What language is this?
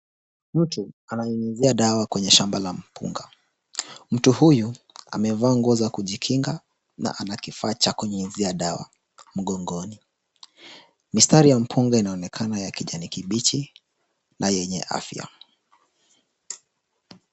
Swahili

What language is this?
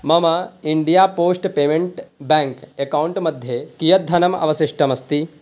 Sanskrit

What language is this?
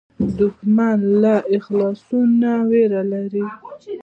Pashto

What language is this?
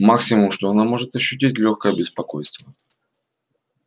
Russian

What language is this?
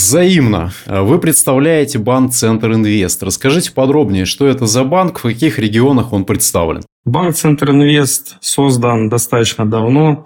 Russian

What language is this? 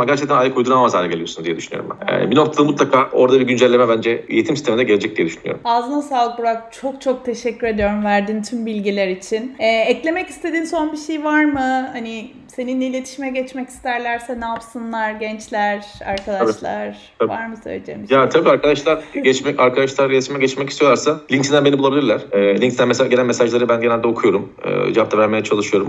Turkish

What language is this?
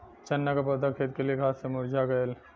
Bhojpuri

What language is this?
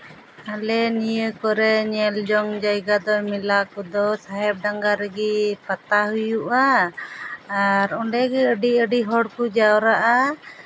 Santali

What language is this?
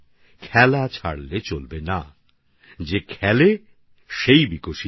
Bangla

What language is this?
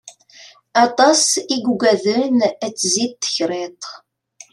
Kabyle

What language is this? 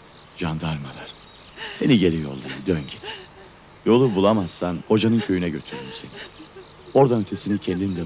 Turkish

